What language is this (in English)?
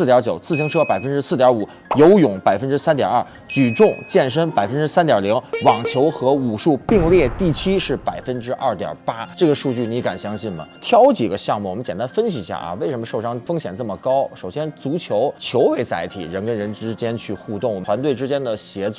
Chinese